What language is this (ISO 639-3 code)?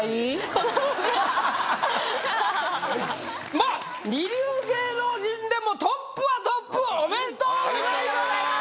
jpn